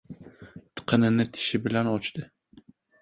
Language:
Uzbek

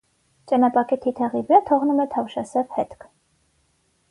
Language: Armenian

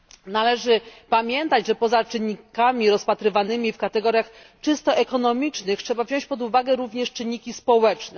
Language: Polish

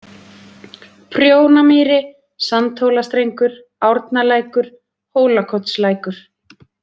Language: Icelandic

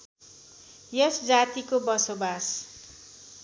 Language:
Nepali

